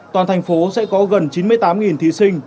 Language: Vietnamese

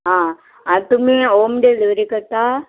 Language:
Konkani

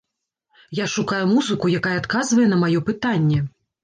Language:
Belarusian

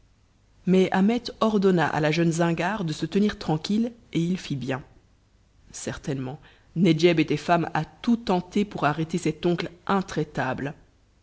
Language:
French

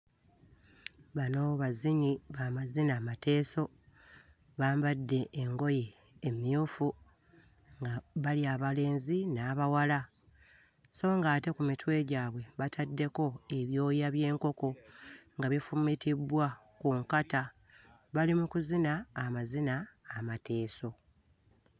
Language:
Ganda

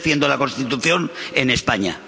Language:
Spanish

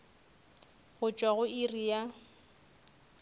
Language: Northern Sotho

